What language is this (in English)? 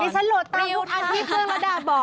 Thai